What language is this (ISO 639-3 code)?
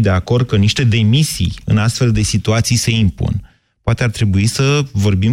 ron